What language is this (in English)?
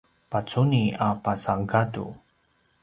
Paiwan